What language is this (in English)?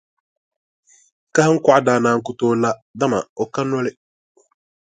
Dagbani